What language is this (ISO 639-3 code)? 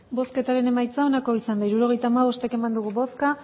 eus